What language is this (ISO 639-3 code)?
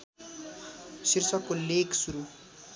nep